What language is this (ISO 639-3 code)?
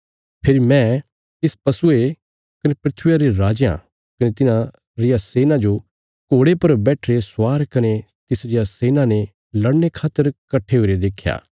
kfs